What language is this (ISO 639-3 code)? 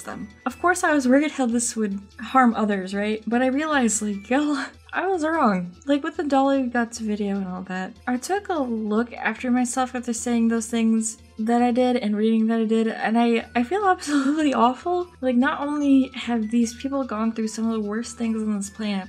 eng